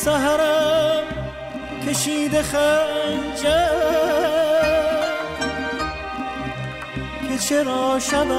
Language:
Persian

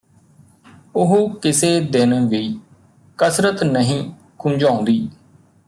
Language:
Punjabi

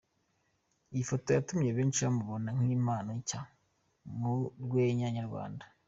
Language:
Kinyarwanda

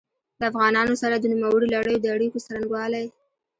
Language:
Pashto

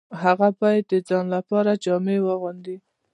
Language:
Pashto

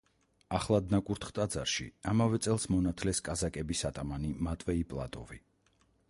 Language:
Georgian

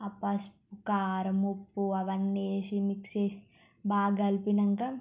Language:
Telugu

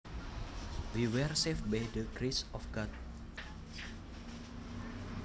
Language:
Javanese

